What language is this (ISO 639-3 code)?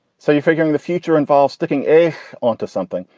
eng